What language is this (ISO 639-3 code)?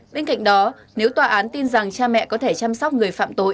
vie